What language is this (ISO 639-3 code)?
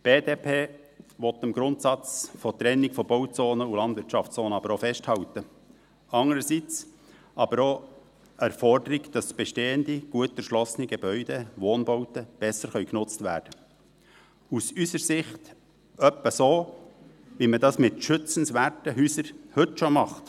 gsw